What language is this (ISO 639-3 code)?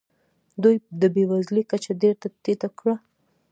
pus